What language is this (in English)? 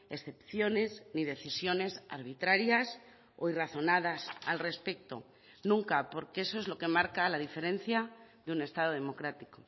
Spanish